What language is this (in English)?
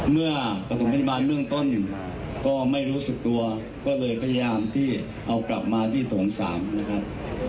Thai